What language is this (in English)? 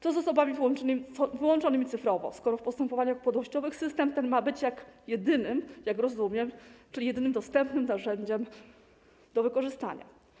Polish